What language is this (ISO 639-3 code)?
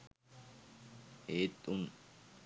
sin